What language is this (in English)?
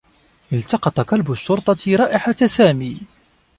Arabic